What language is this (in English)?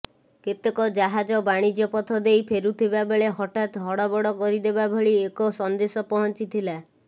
Odia